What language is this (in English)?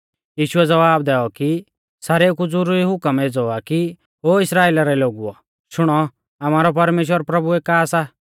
Mahasu Pahari